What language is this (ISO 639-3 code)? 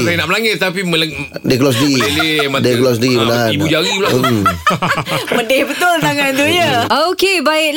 msa